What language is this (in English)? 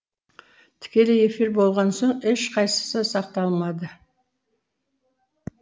Kazakh